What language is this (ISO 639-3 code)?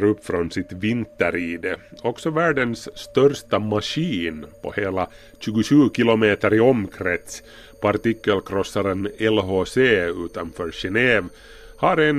swe